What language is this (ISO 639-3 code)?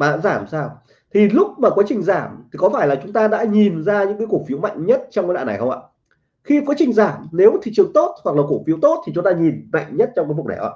vie